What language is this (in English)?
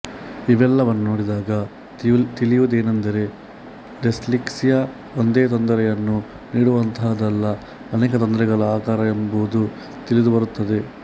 Kannada